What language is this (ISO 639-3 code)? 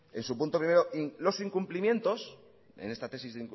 spa